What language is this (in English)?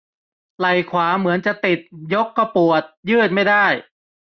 Thai